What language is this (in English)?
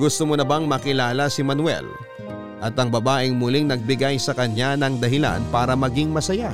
Filipino